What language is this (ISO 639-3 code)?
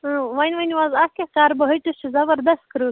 kas